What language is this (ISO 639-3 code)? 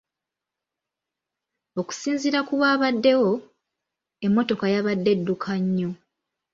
lug